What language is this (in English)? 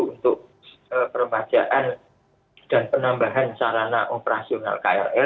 Indonesian